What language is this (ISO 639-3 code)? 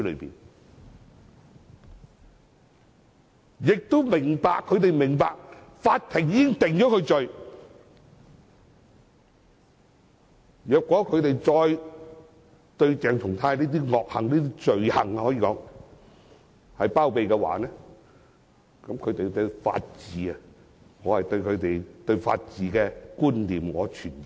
yue